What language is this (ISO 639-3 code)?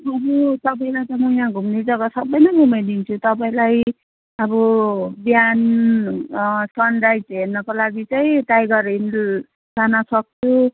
nep